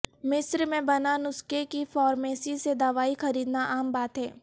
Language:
Urdu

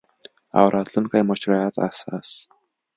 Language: Pashto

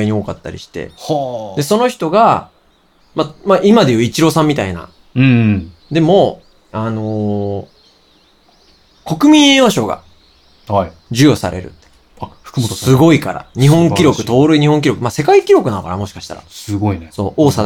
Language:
Japanese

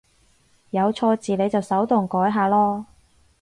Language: Cantonese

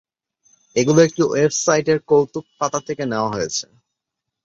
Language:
Bangla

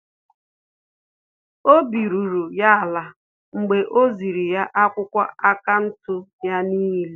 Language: Igbo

